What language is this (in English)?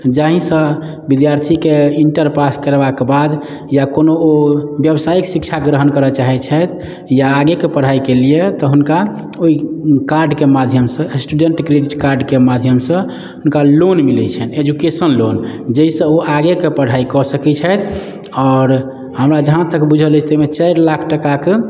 Maithili